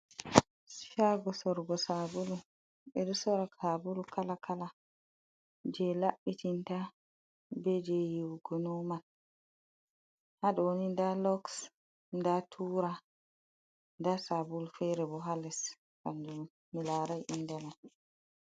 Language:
Fula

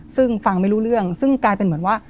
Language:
Thai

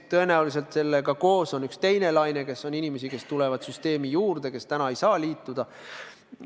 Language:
Estonian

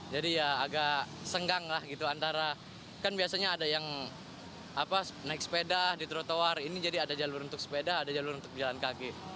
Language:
Indonesian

